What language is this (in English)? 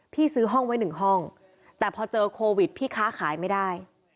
Thai